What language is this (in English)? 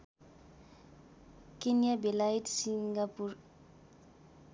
Nepali